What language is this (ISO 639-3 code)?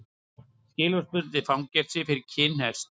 isl